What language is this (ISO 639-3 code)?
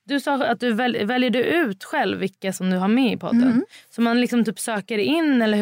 swe